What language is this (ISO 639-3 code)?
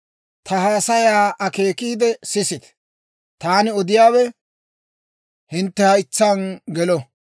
dwr